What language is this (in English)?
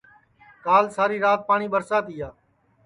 Sansi